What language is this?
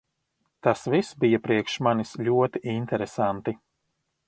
Latvian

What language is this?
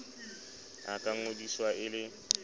Southern Sotho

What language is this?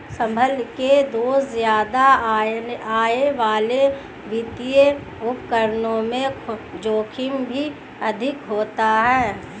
Hindi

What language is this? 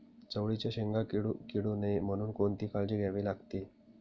Marathi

